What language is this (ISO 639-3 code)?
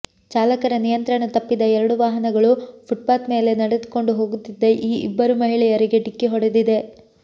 kan